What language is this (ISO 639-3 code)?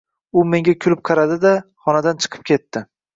uzb